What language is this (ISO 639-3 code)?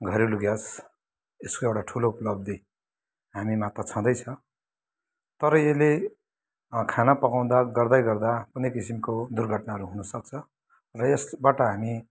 nep